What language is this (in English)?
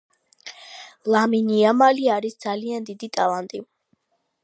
Georgian